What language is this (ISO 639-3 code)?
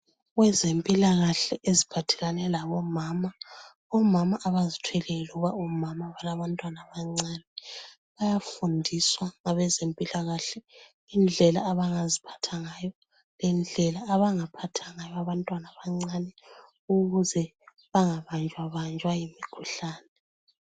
nde